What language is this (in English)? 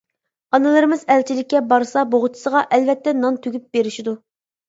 Uyghur